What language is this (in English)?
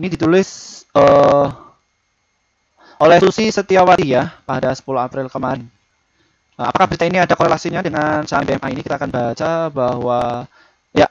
Indonesian